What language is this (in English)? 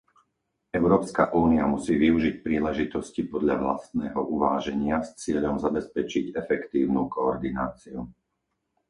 Slovak